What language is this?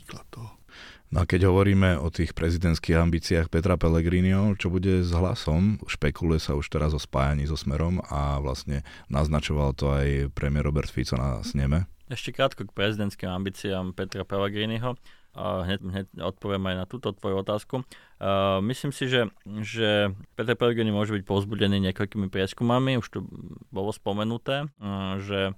Slovak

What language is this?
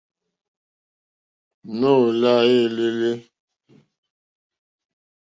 Mokpwe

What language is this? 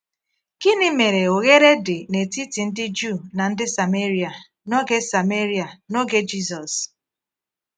Igbo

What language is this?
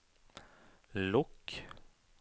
Norwegian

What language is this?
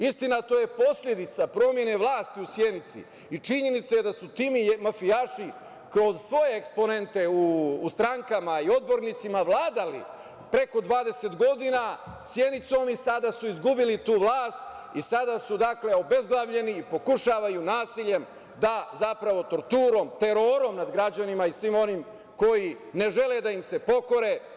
Serbian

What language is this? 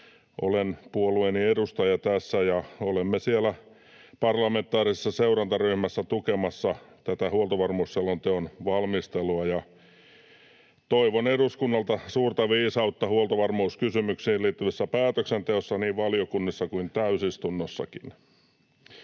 Finnish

